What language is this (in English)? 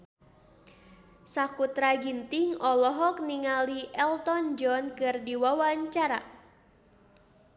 Sundanese